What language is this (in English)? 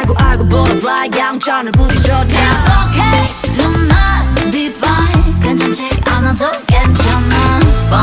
Korean